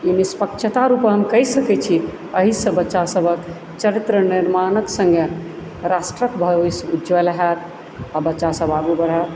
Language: Maithili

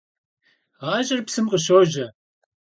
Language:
Kabardian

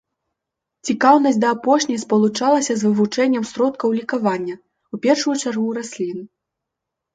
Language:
Belarusian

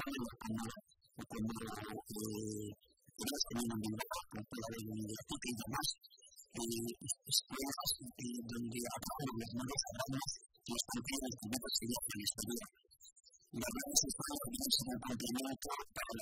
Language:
Greek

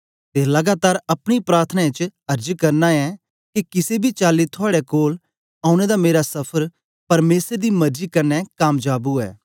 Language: Dogri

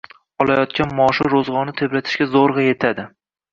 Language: Uzbek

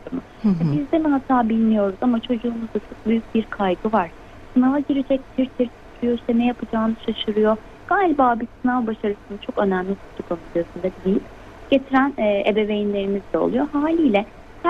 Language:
Turkish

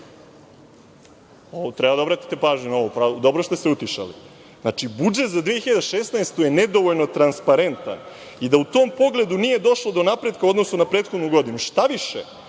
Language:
Serbian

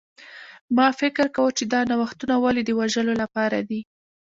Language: Pashto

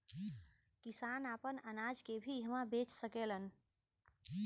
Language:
Bhojpuri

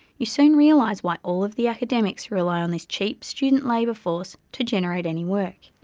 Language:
English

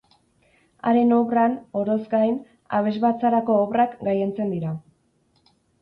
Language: Basque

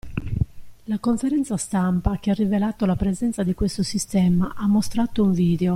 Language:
Italian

